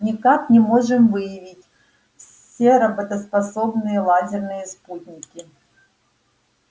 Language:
Russian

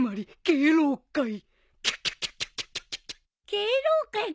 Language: Japanese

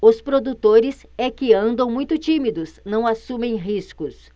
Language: Portuguese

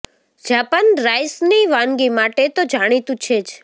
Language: Gujarati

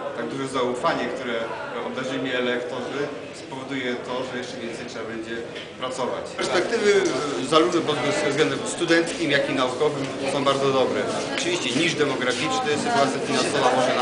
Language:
Polish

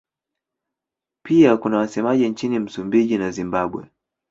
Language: Swahili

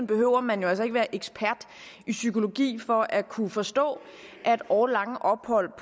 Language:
Danish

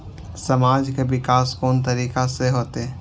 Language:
Maithili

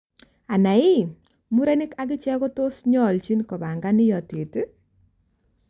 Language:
Kalenjin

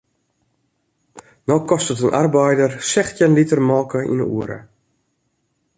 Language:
Western Frisian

